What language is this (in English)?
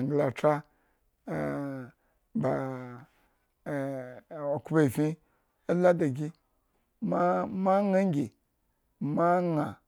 Eggon